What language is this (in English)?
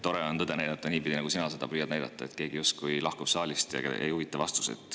Estonian